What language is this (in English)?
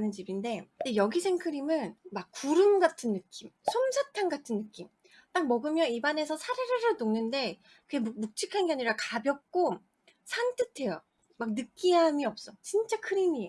Korean